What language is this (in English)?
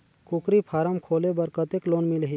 Chhattisgarhi